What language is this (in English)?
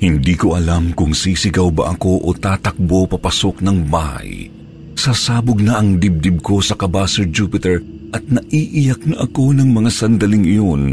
Filipino